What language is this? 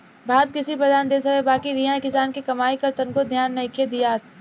Bhojpuri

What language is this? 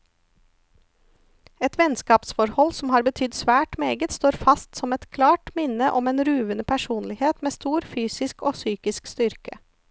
Norwegian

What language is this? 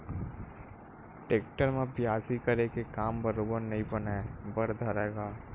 Chhattisgarhi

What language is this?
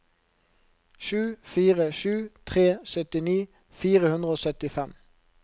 Norwegian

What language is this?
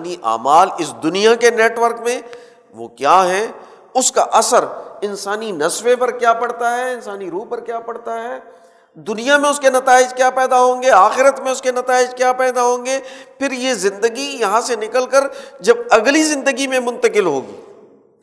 Urdu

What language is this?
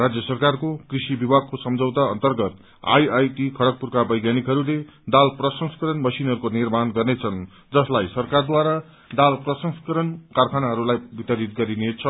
Nepali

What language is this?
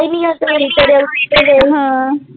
Punjabi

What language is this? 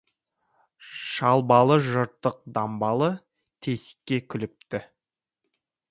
Kazakh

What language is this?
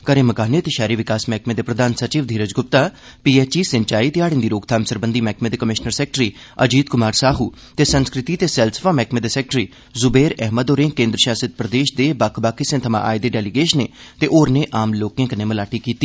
Dogri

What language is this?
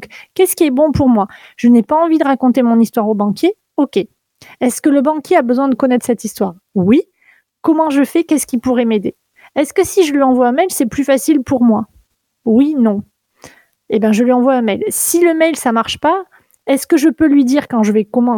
French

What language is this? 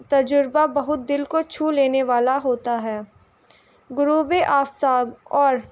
Urdu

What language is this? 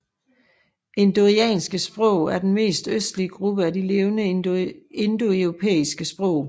Danish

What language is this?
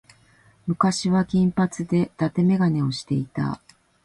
Japanese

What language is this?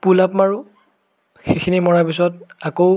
Assamese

